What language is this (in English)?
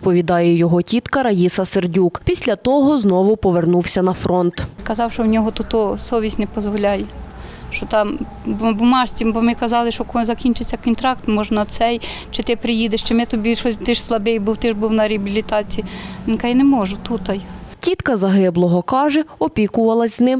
Ukrainian